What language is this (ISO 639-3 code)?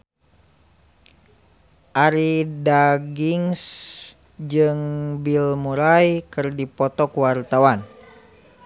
sun